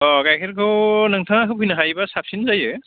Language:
Bodo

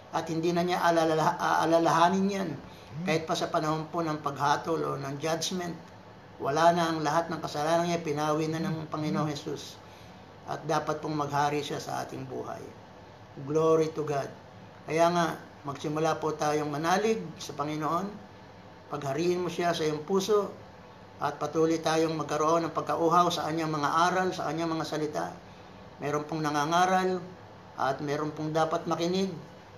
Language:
Filipino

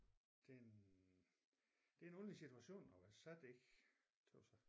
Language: Danish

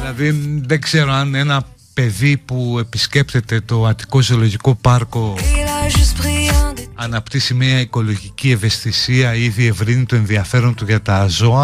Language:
Greek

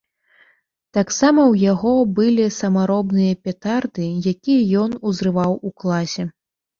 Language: Belarusian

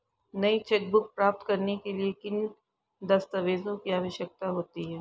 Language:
Hindi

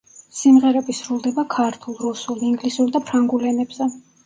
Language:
Georgian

